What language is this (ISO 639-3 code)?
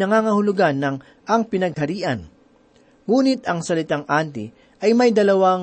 fil